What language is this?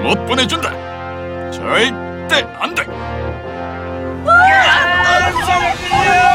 Korean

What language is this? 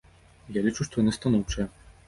Belarusian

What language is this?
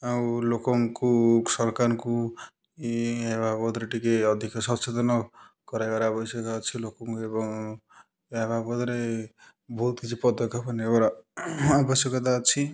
Odia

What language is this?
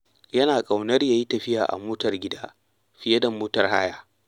Hausa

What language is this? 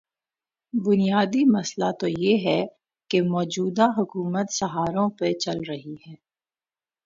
Urdu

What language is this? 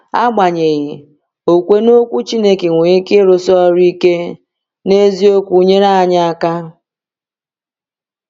Igbo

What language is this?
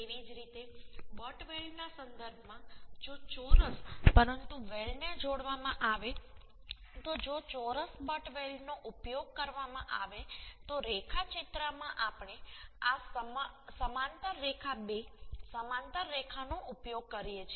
Gujarati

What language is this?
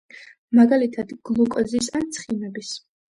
Georgian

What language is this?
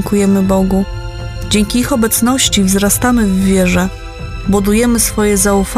Polish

